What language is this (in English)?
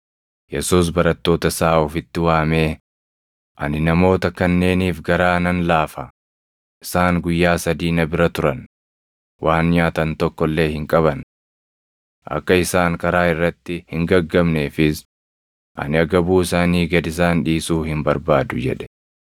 Oromo